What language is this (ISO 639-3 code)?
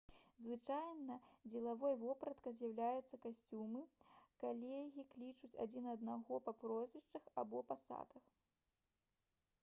bel